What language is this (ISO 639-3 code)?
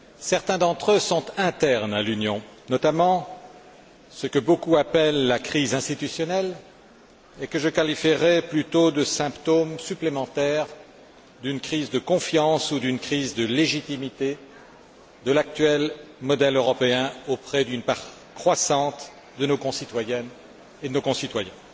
fra